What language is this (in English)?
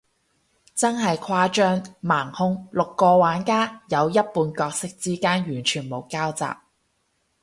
Cantonese